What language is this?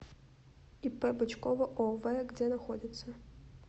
Russian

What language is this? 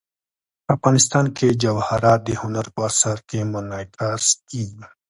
Pashto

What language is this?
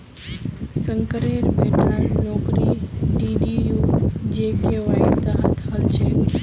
Magahi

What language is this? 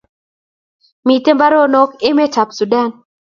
Kalenjin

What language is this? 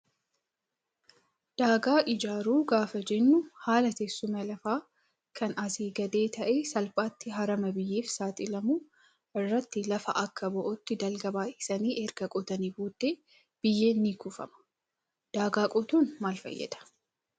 Oromo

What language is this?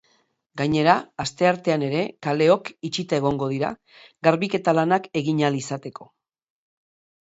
Basque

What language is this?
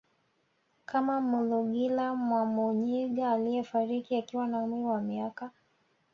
Swahili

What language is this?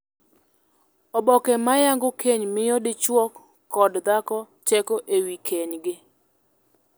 Luo (Kenya and Tanzania)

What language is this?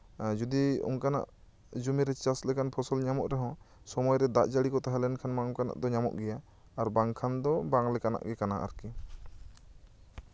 Santali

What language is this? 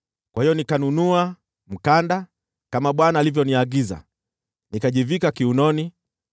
Swahili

